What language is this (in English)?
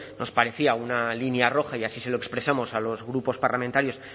Spanish